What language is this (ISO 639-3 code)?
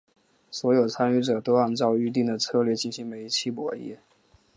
zho